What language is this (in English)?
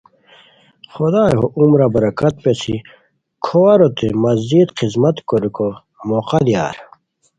Khowar